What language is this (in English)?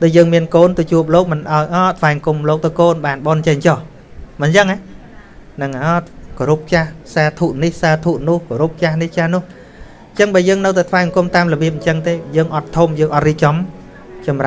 Vietnamese